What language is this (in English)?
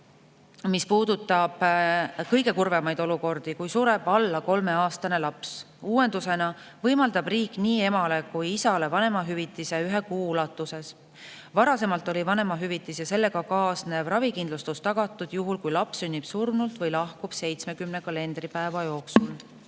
Estonian